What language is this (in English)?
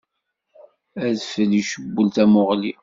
Kabyle